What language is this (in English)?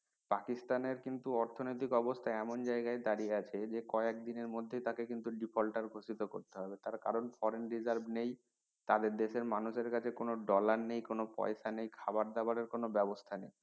Bangla